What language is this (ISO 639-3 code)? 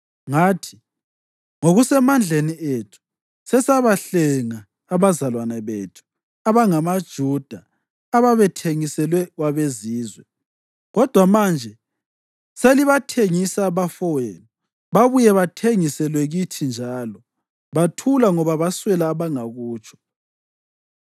nde